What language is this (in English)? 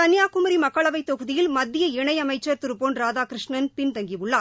Tamil